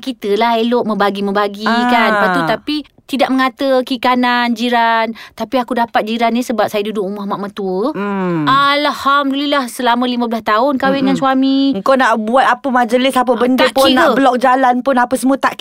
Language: Malay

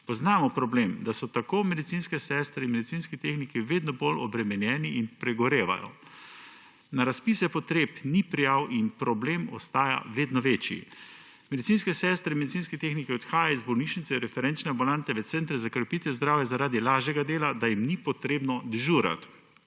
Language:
Slovenian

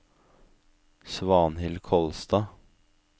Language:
Norwegian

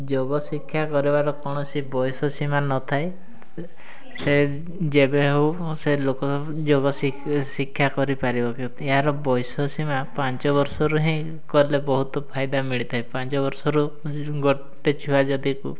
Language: Odia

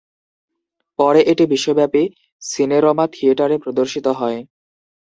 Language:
Bangla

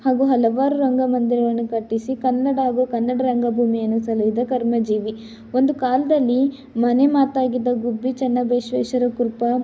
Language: Kannada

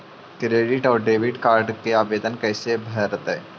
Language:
Magahi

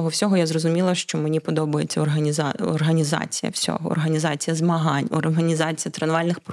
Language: Ukrainian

